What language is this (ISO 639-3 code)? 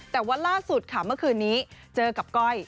tha